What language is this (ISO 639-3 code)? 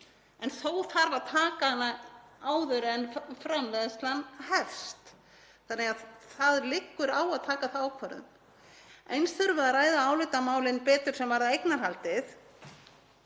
isl